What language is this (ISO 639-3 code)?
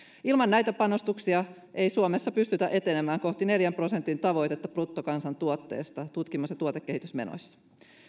fin